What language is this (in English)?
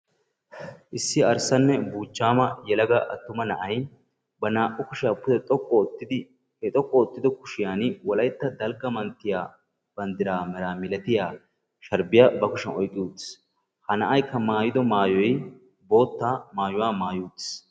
Wolaytta